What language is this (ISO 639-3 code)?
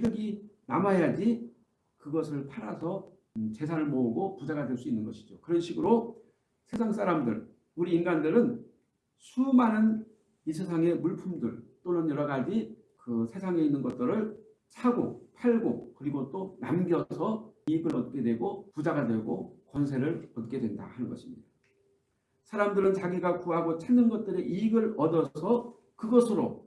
kor